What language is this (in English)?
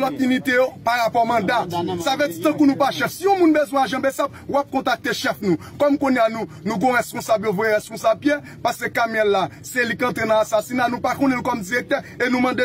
French